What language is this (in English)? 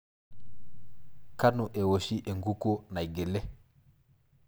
Masai